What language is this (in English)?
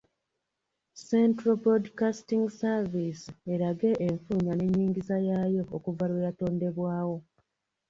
Ganda